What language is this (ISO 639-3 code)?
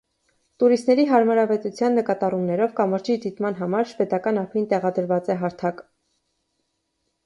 hye